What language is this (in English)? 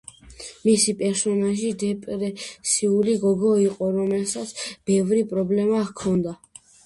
Georgian